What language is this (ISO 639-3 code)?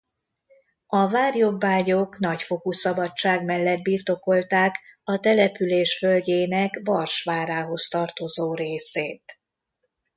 hun